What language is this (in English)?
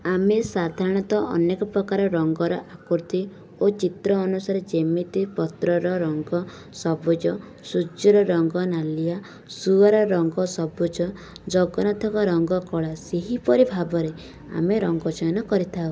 Odia